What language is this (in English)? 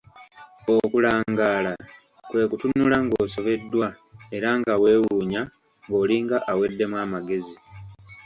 Ganda